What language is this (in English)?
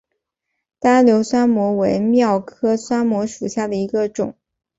Chinese